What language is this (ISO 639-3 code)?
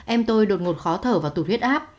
vie